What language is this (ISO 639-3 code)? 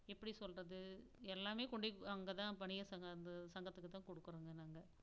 tam